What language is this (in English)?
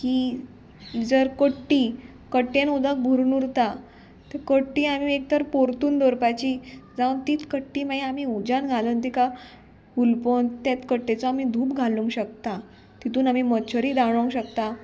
Konkani